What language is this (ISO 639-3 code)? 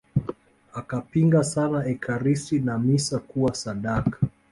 swa